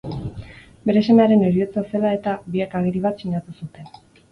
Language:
Basque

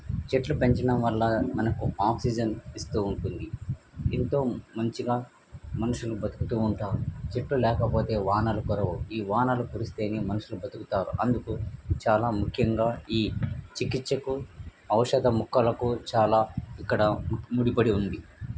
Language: Telugu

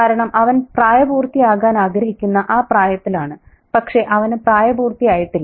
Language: Malayalam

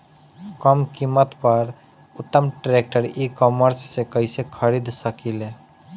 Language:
Bhojpuri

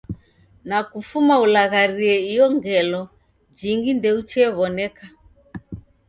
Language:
Taita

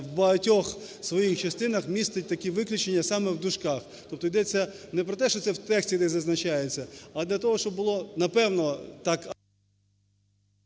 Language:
Ukrainian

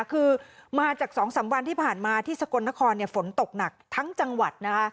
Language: Thai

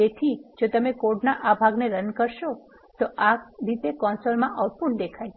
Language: Gujarati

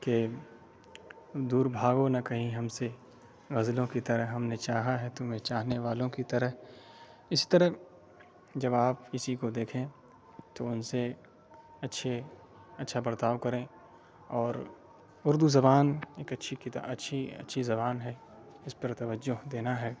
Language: Urdu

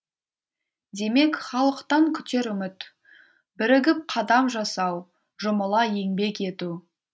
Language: Kazakh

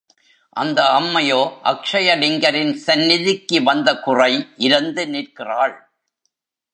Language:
Tamil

